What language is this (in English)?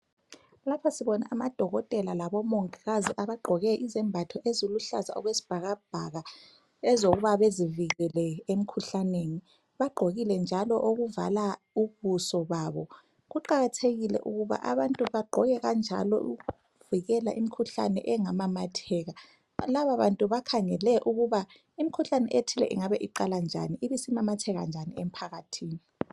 North Ndebele